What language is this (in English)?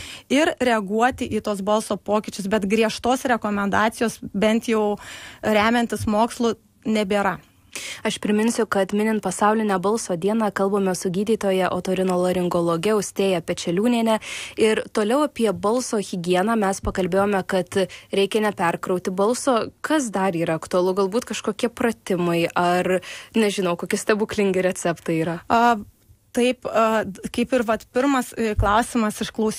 Lithuanian